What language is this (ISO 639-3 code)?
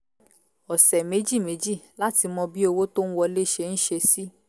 yor